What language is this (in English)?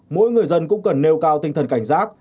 Vietnamese